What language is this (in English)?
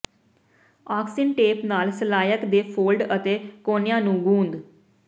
Punjabi